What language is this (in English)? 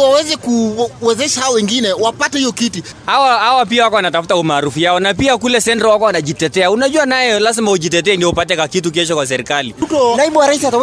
Swahili